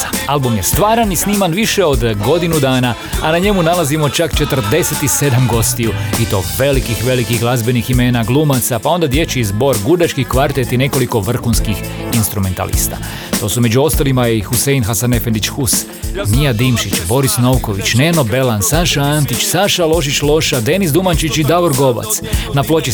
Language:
Croatian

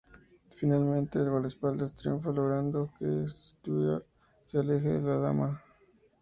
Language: Spanish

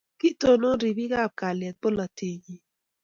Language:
Kalenjin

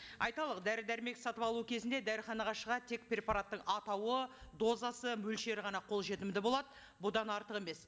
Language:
Kazakh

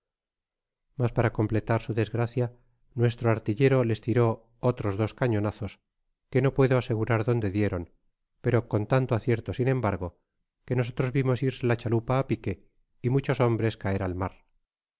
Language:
Spanish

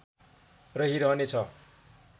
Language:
Nepali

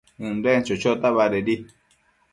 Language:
Matsés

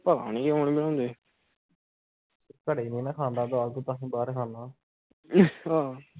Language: Punjabi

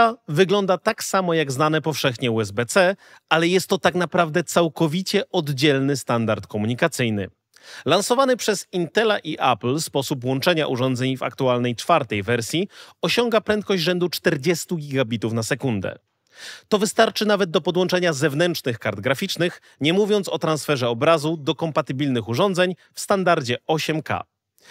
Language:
Polish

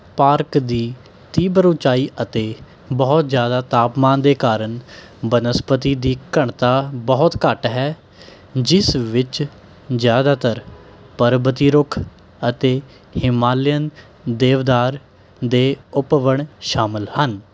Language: Punjabi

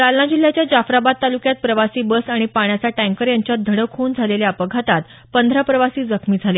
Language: Marathi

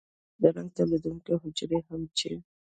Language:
Pashto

